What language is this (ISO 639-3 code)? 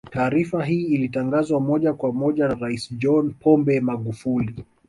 swa